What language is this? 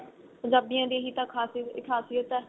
Punjabi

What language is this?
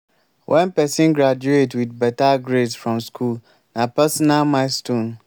Nigerian Pidgin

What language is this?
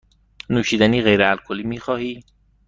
Persian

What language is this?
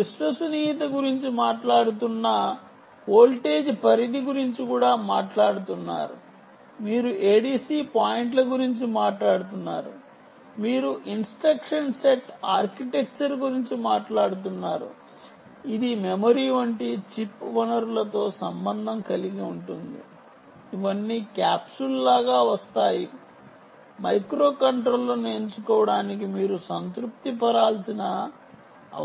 Telugu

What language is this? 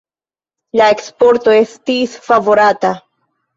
Esperanto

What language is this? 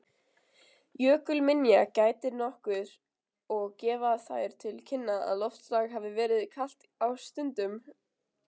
Icelandic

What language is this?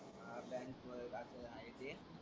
Marathi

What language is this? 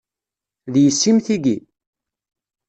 Kabyle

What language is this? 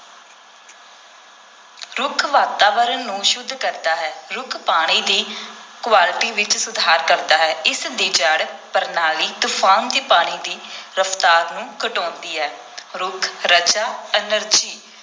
Punjabi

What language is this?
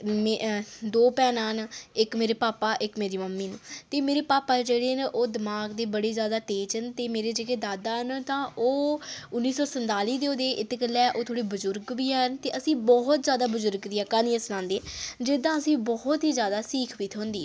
Dogri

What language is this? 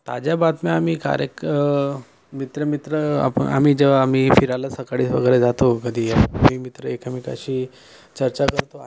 Marathi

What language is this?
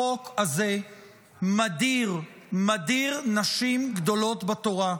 Hebrew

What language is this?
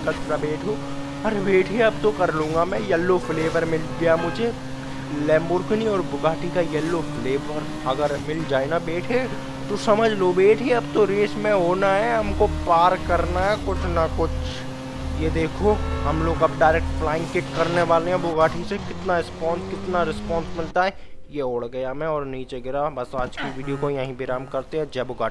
Hindi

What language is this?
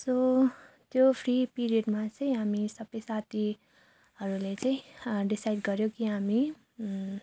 Nepali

